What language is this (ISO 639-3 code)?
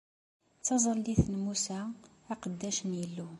kab